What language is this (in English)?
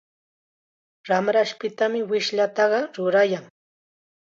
Chiquián Ancash Quechua